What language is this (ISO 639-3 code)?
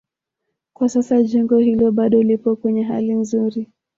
swa